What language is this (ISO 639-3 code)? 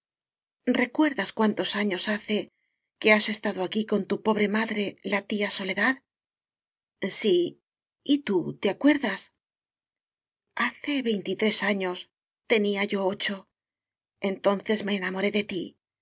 spa